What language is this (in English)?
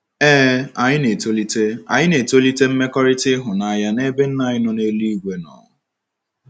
Igbo